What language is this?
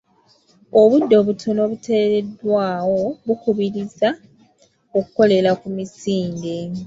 Ganda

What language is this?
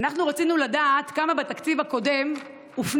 Hebrew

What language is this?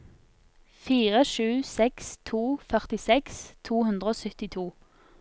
Norwegian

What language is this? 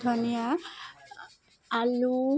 Assamese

